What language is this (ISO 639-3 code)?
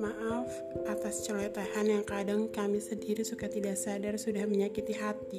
ind